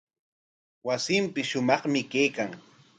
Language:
Corongo Ancash Quechua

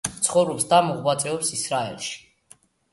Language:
Georgian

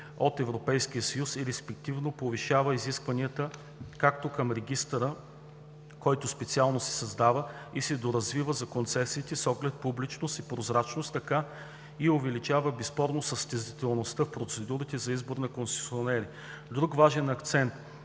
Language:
Bulgarian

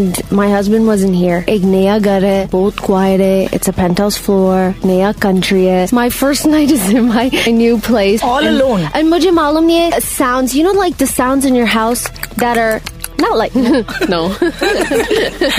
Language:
Hindi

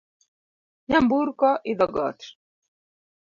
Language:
Luo (Kenya and Tanzania)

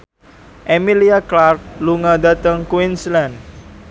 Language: Javanese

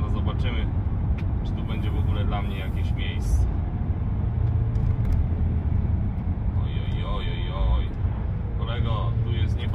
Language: Polish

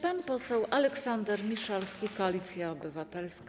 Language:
Polish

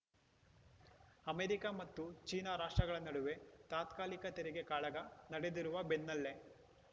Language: Kannada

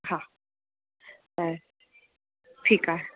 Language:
Sindhi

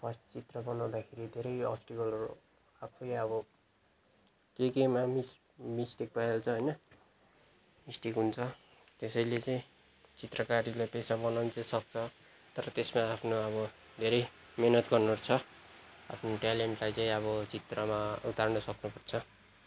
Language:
Nepali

